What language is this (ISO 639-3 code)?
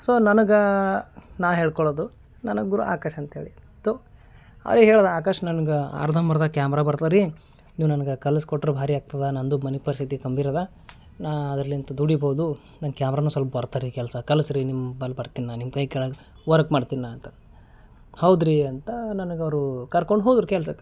kan